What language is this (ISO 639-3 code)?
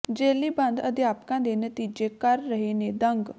pan